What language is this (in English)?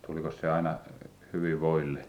Finnish